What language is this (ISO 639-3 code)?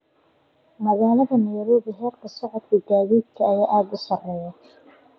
som